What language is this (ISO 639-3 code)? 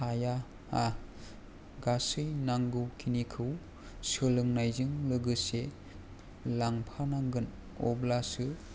brx